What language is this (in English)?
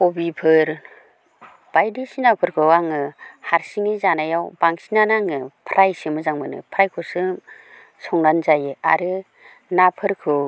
Bodo